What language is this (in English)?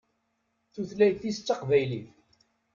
Kabyle